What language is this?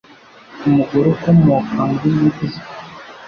Kinyarwanda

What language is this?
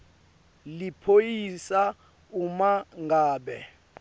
Swati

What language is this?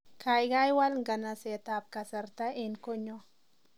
Kalenjin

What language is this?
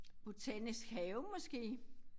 Danish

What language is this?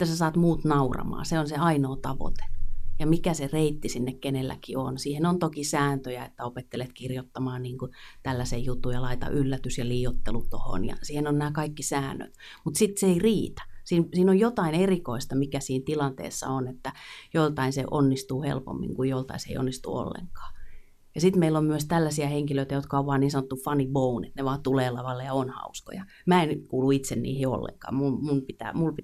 Finnish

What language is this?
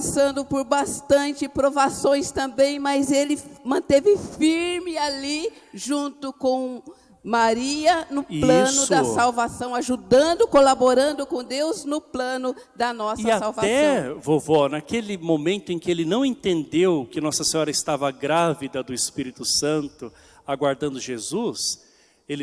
Portuguese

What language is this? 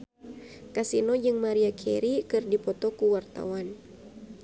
Sundanese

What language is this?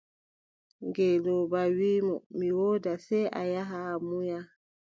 Adamawa Fulfulde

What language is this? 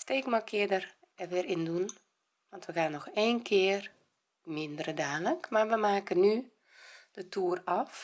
Dutch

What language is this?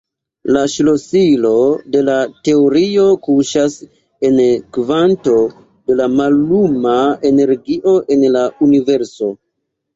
Esperanto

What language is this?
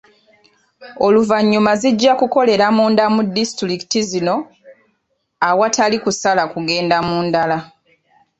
Ganda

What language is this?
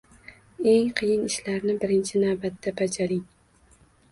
Uzbek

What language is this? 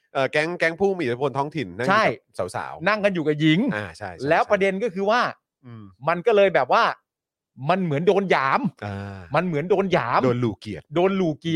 Thai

